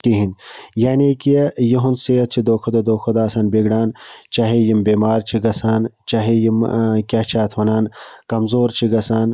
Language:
Kashmiri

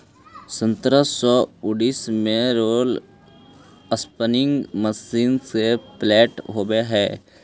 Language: Magahi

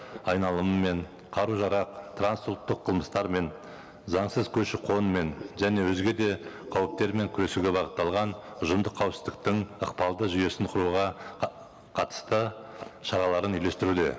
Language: Kazakh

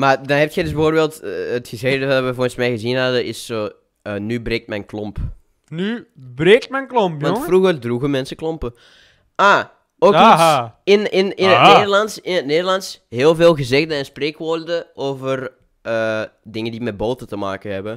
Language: Dutch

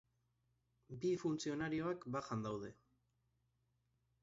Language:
Basque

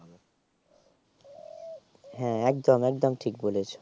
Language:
Bangla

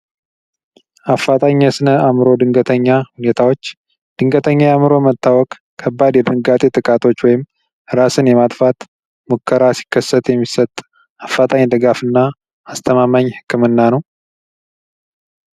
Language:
Amharic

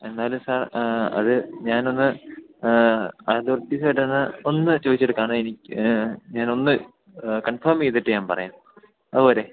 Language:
Malayalam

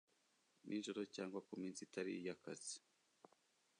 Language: Kinyarwanda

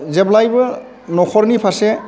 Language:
Bodo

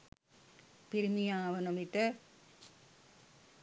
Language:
Sinhala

